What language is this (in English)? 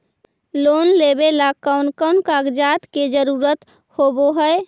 Magahi